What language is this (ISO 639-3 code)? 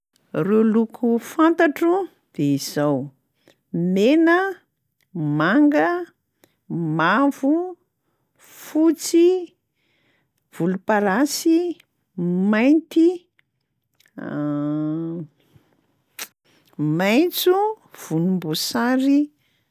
mlg